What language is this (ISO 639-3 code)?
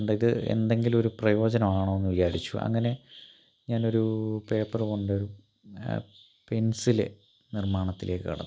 mal